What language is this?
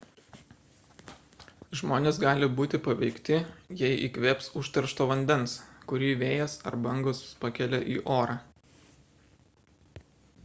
Lithuanian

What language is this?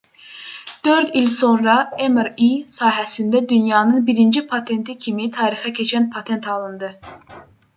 Azerbaijani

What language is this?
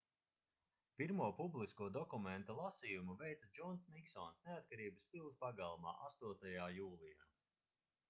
Latvian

